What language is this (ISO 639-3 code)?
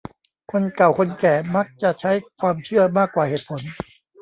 tha